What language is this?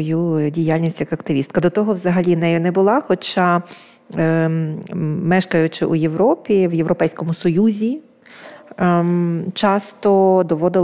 Ukrainian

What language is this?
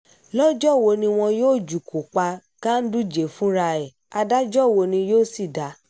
Yoruba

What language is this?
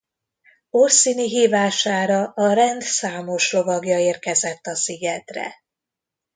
Hungarian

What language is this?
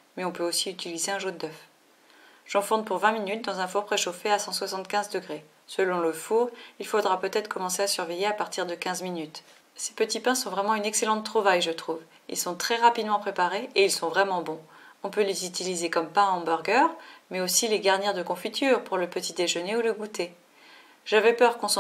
French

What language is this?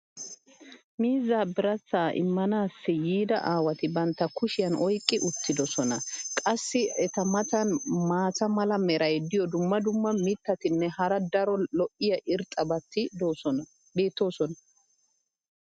Wolaytta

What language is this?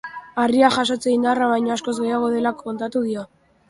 Basque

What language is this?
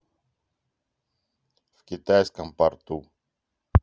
Russian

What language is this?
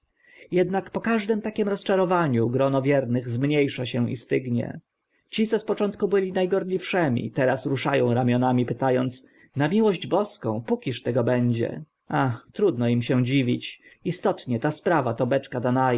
Polish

